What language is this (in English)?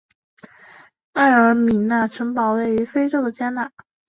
Chinese